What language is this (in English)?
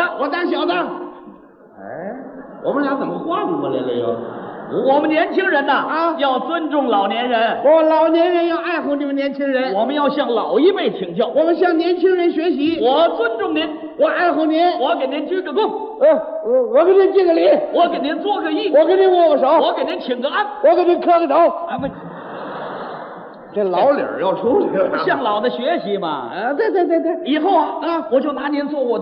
Chinese